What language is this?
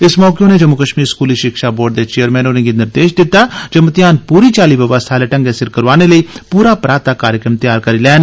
Dogri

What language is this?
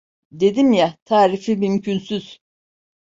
Turkish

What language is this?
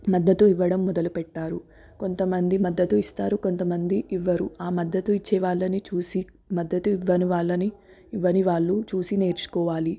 Telugu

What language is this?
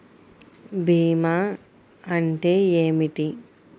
Telugu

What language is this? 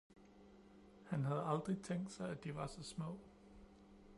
Danish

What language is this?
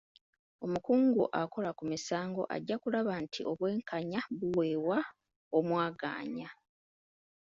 Ganda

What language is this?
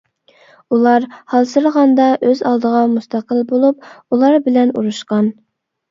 Uyghur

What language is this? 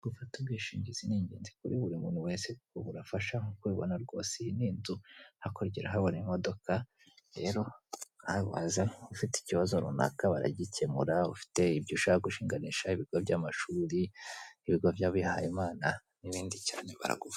Kinyarwanda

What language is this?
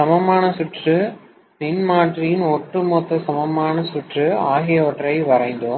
Tamil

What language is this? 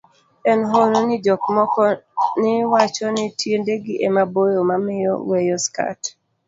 Luo (Kenya and Tanzania)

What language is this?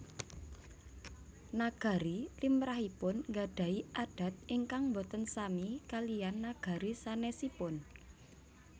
Javanese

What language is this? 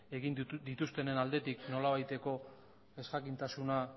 Basque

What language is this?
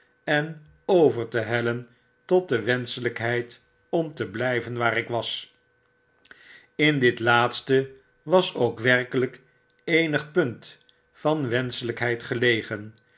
Dutch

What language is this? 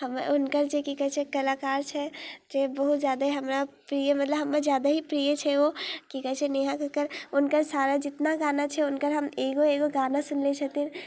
Maithili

